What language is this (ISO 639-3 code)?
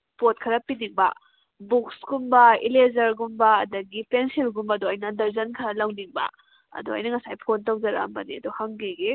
mni